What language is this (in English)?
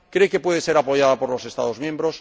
Spanish